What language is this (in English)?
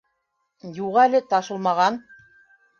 Bashkir